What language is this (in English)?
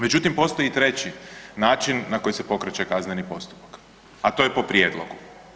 Croatian